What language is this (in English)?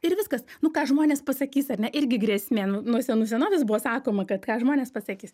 Lithuanian